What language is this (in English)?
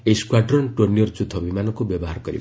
Odia